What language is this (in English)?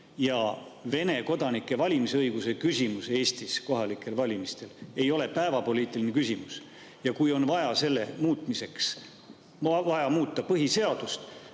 Estonian